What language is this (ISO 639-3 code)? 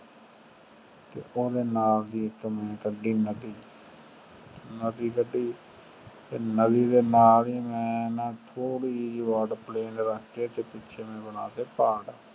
pan